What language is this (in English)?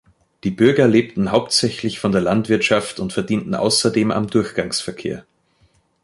German